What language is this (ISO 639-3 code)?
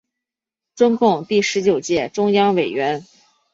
zho